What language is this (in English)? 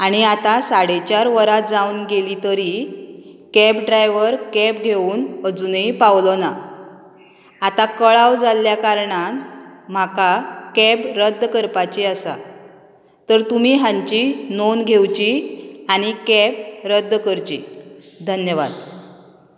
Konkani